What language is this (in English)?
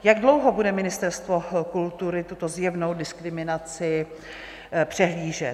Czech